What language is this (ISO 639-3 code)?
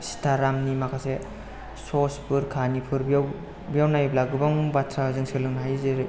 brx